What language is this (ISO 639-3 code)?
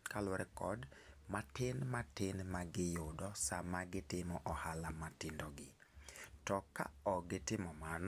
luo